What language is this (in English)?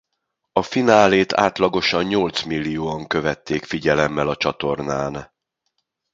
Hungarian